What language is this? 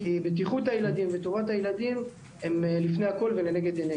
Hebrew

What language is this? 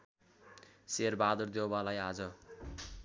Nepali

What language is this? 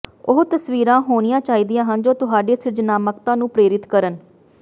Punjabi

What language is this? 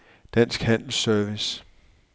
Danish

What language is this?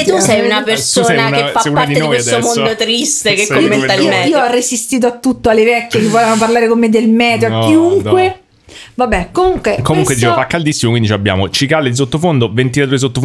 Italian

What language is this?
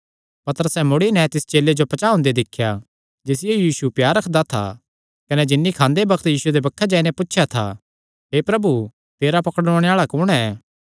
Kangri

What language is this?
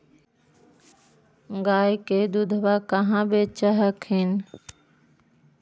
Magahi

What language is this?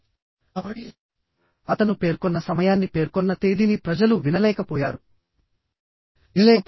Telugu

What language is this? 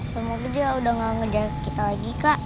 Indonesian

